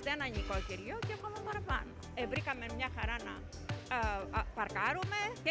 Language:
Greek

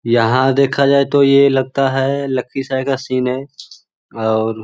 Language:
Magahi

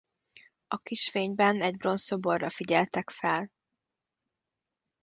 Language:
Hungarian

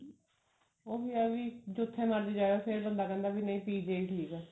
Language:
Punjabi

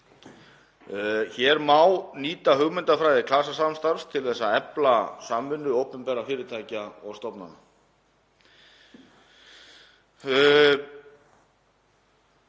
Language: Icelandic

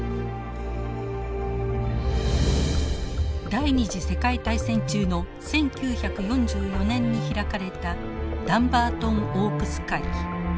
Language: Japanese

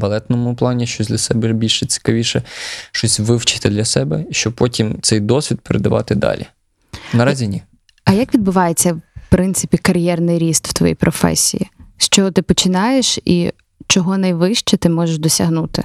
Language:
Ukrainian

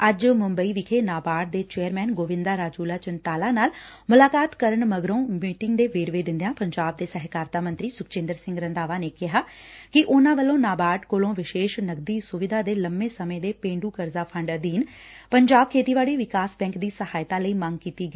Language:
Punjabi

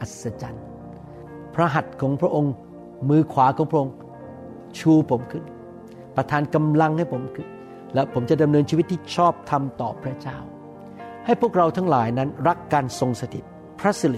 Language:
Thai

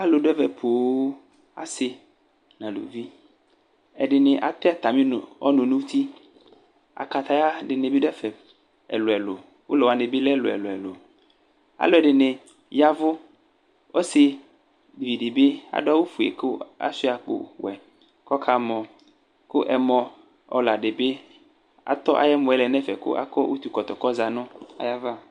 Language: Ikposo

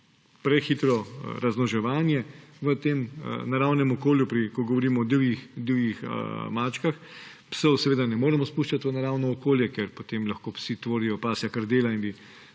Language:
Slovenian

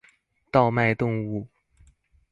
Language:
Chinese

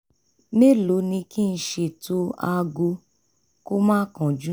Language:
Yoruba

